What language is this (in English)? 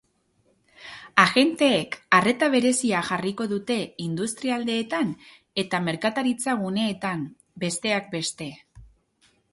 Basque